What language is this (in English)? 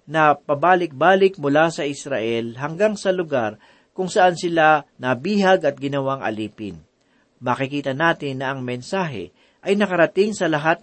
Filipino